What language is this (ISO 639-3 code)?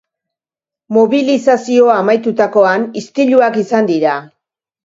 eus